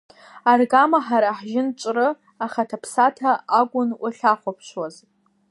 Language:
Abkhazian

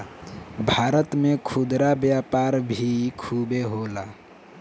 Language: Bhojpuri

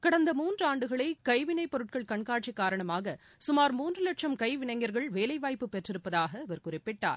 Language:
Tamil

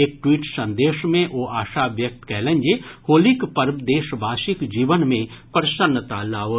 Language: Maithili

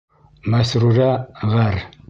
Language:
Bashkir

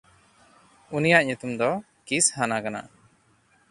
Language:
Santali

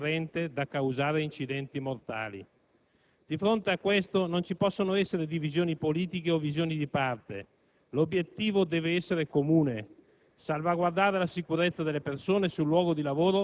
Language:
Italian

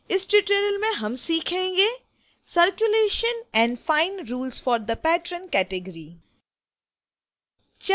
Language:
Hindi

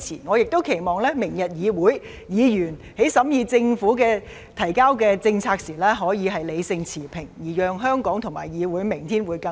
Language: Cantonese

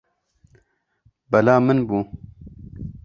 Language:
Kurdish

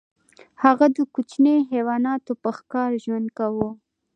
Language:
Pashto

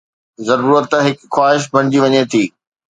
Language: Sindhi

